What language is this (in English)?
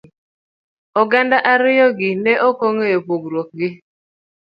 Luo (Kenya and Tanzania)